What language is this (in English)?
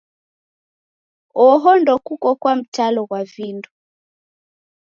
Taita